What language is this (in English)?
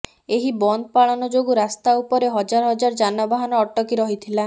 Odia